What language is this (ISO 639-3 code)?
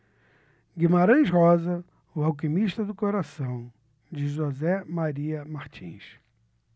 por